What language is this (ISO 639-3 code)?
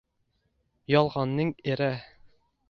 uzb